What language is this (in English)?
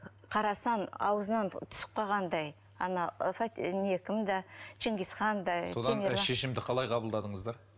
Kazakh